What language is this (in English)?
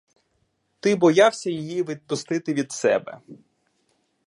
Ukrainian